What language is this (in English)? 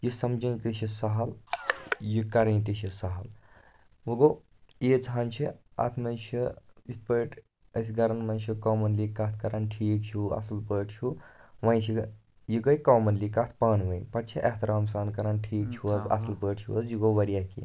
Kashmiri